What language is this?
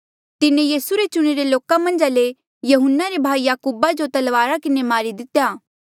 Mandeali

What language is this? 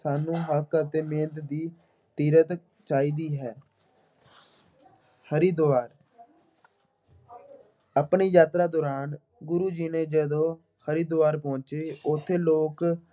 Punjabi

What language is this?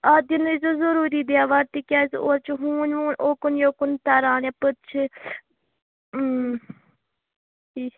Kashmiri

